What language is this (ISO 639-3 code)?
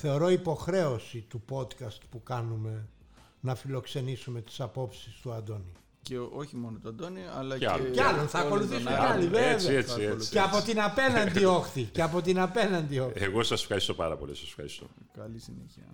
ell